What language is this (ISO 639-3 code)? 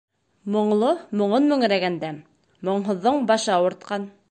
bak